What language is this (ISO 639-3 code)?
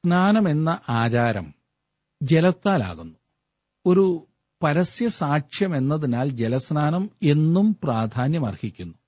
mal